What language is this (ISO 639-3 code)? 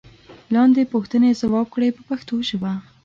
pus